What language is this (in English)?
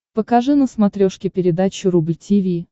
Russian